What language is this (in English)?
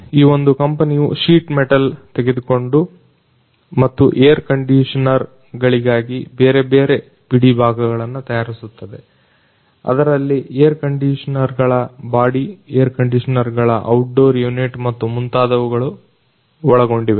Kannada